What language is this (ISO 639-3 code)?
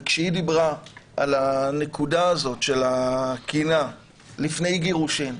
heb